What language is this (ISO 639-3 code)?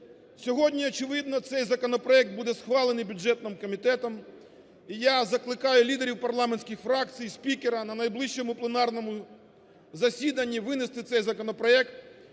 ukr